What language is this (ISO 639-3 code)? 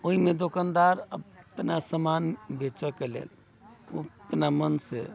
mai